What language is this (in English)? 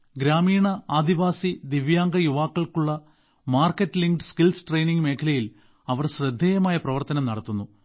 Malayalam